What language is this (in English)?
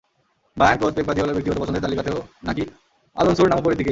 Bangla